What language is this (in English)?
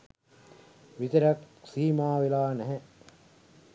Sinhala